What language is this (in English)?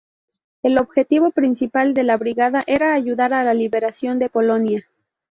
Spanish